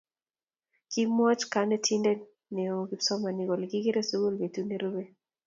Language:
Kalenjin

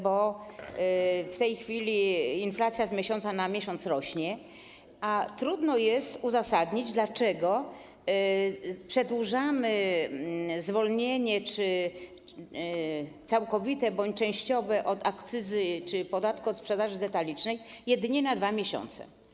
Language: Polish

